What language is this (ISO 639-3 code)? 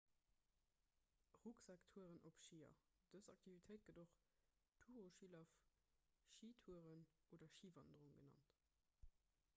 ltz